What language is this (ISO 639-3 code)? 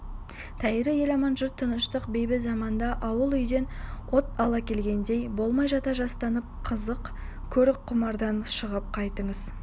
kaz